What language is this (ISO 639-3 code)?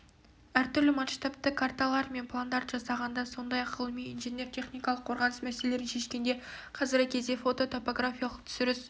kaz